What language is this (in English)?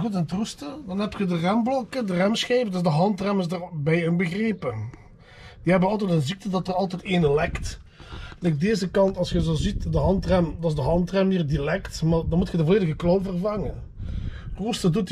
Dutch